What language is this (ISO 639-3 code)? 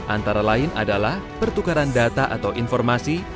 ind